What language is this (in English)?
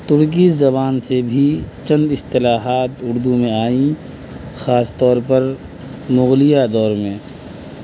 Urdu